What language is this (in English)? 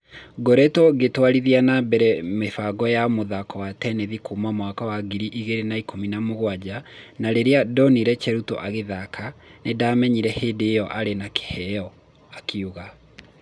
Kikuyu